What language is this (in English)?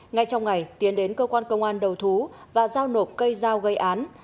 Vietnamese